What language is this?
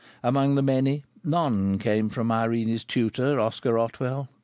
English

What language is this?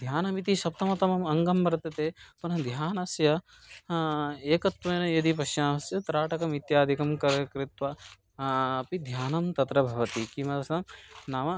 Sanskrit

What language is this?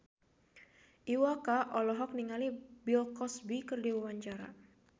Sundanese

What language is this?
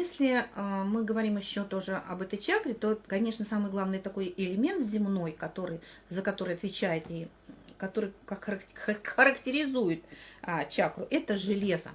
Russian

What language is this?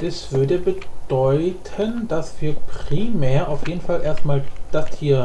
German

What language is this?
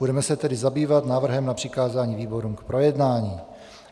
Czech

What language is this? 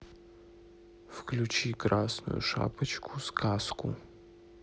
Russian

